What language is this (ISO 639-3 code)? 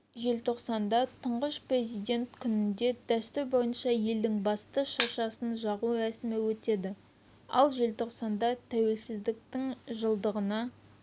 kaz